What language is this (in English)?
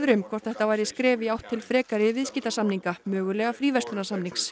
Icelandic